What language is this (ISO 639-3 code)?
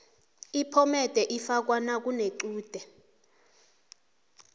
nbl